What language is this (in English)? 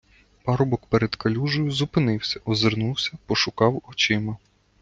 Ukrainian